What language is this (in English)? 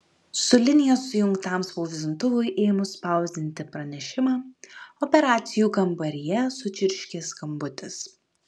Lithuanian